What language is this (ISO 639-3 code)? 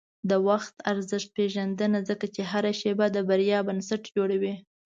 pus